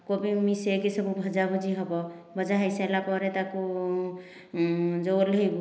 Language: Odia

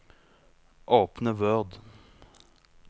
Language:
Norwegian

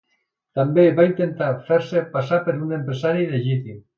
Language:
Catalan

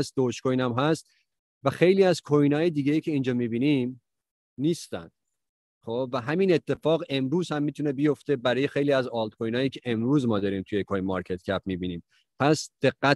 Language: Persian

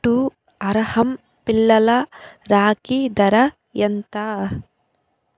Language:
Telugu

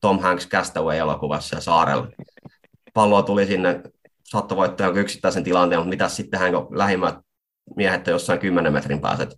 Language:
Finnish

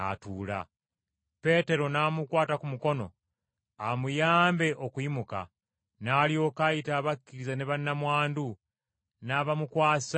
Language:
Ganda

